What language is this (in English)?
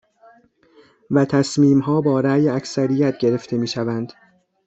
Persian